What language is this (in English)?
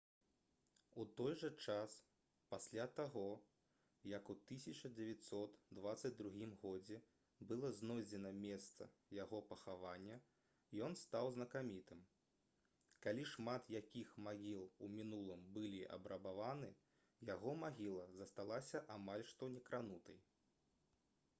Belarusian